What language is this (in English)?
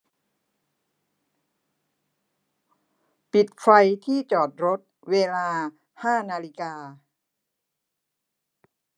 Thai